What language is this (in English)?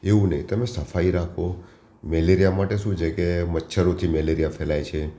Gujarati